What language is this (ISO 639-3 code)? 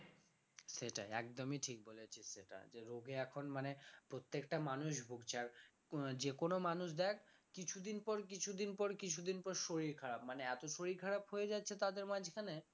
ben